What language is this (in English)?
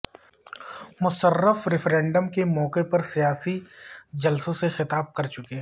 Urdu